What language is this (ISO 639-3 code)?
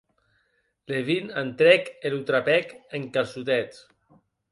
oci